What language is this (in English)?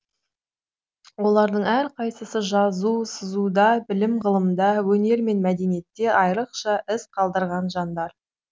Kazakh